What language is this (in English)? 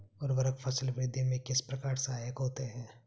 Hindi